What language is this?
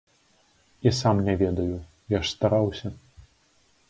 Belarusian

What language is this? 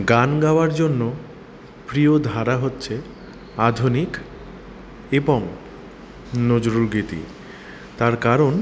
Bangla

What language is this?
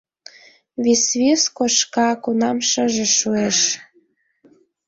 Mari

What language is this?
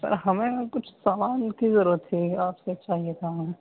Urdu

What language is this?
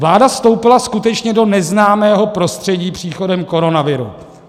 Czech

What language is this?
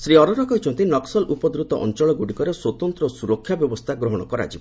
Odia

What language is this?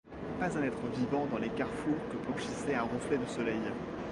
French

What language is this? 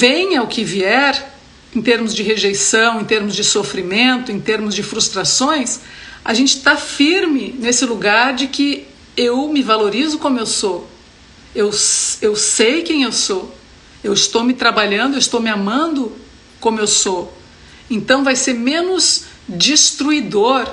Portuguese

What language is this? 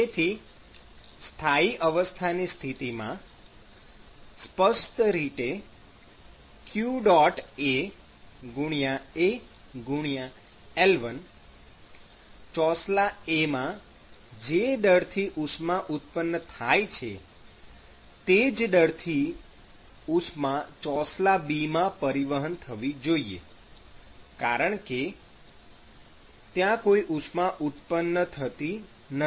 Gujarati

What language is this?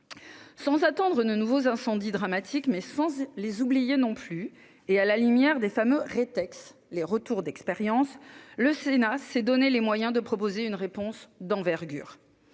French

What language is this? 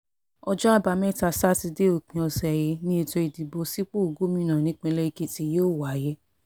Yoruba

